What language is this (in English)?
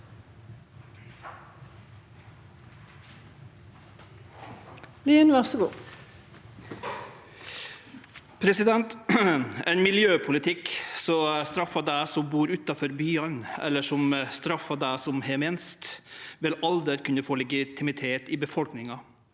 Norwegian